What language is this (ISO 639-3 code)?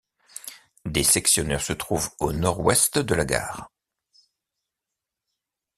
fra